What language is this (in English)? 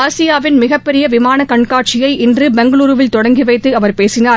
Tamil